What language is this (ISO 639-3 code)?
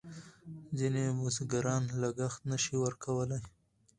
pus